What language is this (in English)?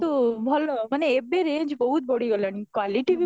Odia